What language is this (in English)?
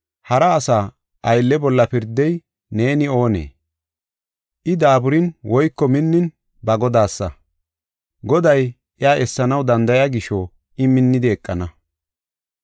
Gofa